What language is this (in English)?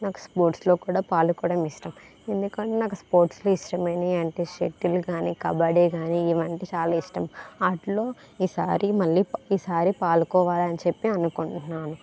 Telugu